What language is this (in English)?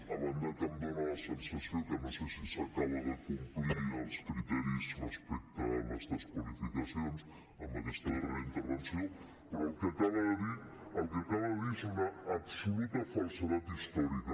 Catalan